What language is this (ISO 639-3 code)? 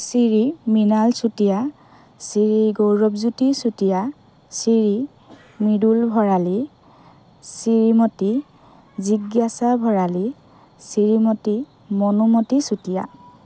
asm